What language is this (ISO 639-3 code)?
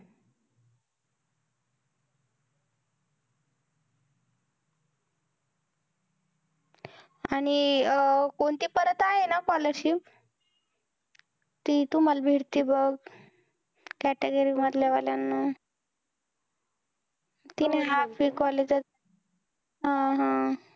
mar